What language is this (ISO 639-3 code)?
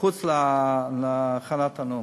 heb